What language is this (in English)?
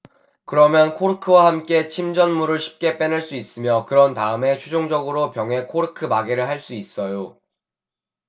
Korean